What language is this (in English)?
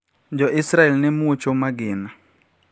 Luo (Kenya and Tanzania)